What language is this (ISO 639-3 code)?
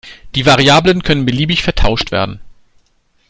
deu